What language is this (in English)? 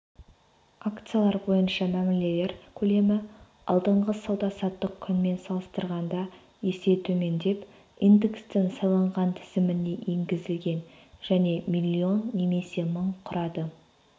Kazakh